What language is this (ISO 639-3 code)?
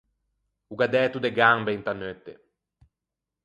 lij